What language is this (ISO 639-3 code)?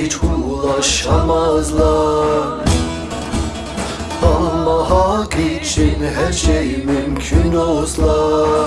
tur